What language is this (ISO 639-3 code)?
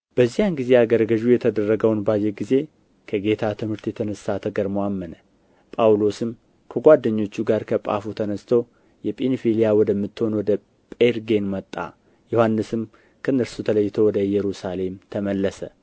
amh